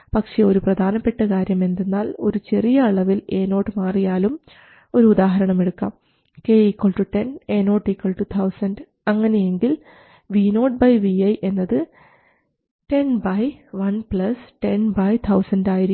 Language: Malayalam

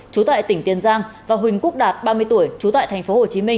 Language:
Vietnamese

